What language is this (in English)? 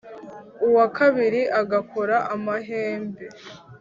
Kinyarwanda